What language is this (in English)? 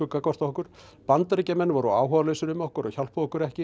Icelandic